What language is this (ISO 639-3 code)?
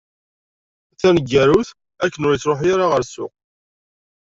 kab